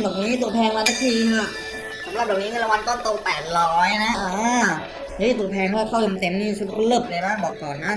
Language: Thai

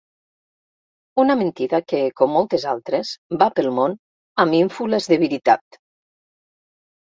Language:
Catalan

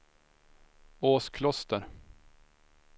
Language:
Swedish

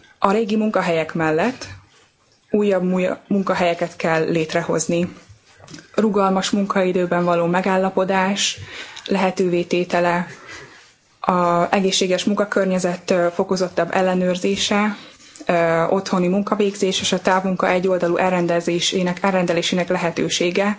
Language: Hungarian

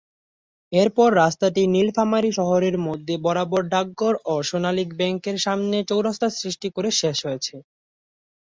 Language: Bangla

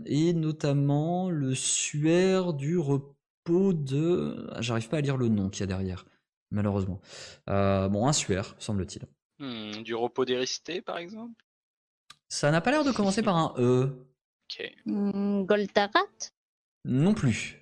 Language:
French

